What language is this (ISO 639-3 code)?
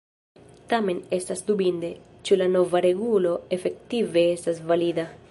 epo